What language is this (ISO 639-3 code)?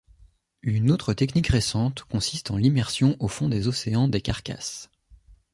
fra